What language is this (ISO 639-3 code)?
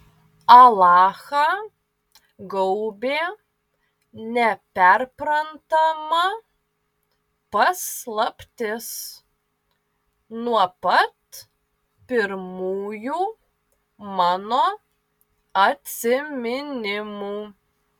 lit